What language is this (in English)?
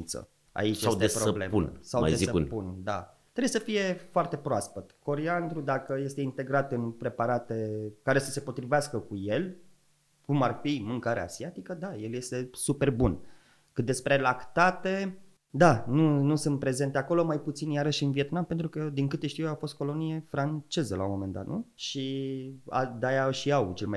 Romanian